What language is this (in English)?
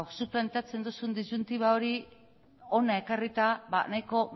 Basque